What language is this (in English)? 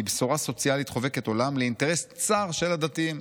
Hebrew